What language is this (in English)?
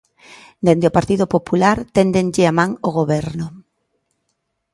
Galician